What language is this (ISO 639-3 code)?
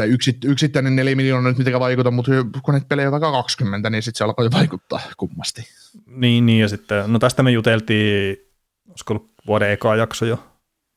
fin